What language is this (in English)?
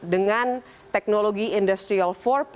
Indonesian